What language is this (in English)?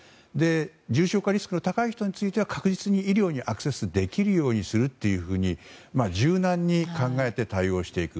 Japanese